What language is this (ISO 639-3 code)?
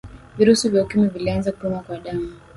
swa